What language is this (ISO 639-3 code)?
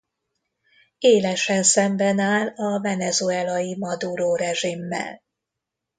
hun